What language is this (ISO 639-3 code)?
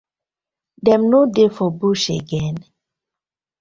pcm